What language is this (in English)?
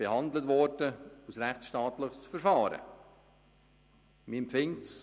Swiss German